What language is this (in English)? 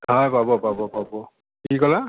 Assamese